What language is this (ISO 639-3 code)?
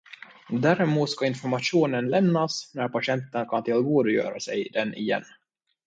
swe